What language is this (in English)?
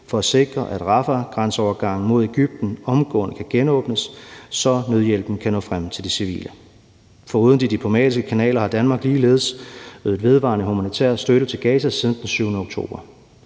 Danish